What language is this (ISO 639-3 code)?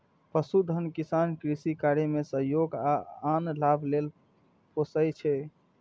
mai